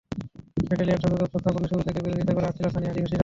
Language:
Bangla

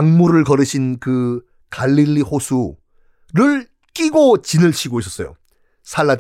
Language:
Korean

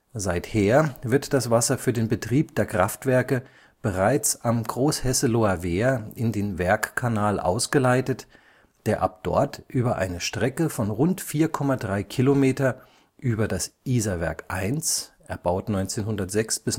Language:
German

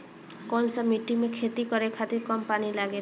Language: Bhojpuri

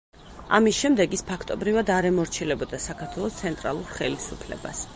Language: Georgian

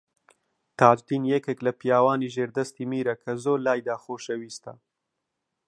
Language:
Central Kurdish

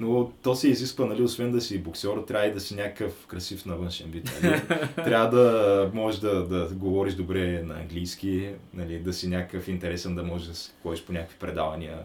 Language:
Bulgarian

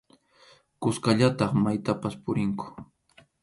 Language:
Arequipa-La Unión Quechua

